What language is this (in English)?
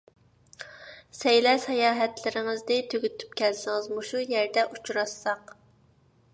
Uyghur